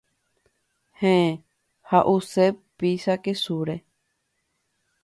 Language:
Guarani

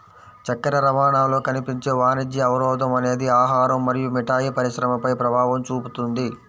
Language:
Telugu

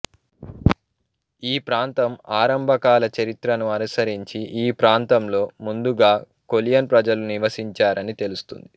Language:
Telugu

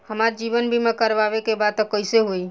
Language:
Bhojpuri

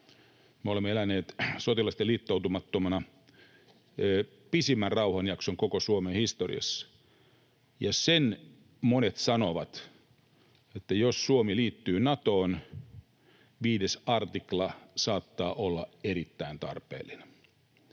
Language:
Finnish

